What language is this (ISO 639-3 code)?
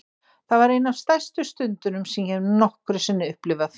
isl